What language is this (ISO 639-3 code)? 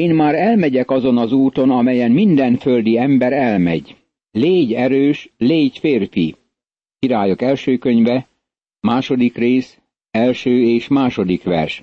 hun